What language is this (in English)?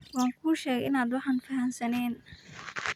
Somali